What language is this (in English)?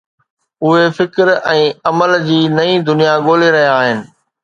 Sindhi